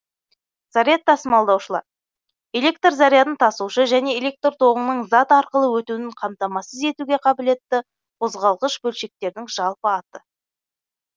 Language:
Kazakh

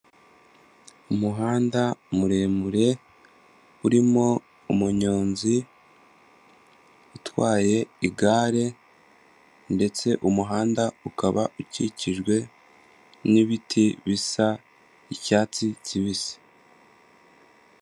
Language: Kinyarwanda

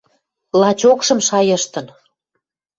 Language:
Western Mari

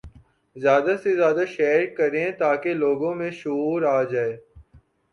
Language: Urdu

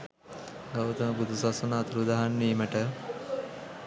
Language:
Sinhala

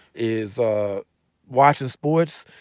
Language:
English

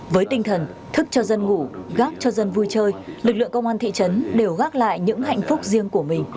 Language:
Vietnamese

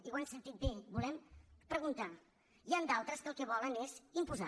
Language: Catalan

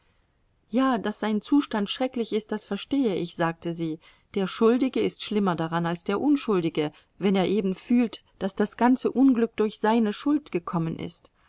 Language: German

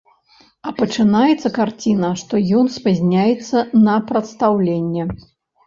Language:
Belarusian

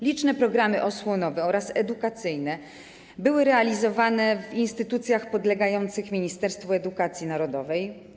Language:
Polish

